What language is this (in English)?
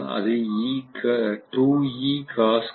Tamil